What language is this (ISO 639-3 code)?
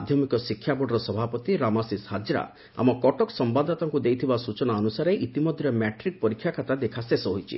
ori